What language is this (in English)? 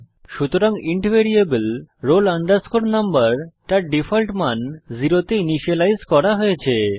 Bangla